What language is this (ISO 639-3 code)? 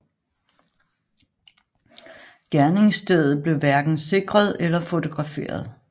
dan